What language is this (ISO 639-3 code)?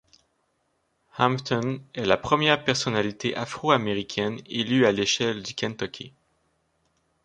fra